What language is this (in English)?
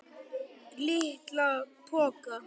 Icelandic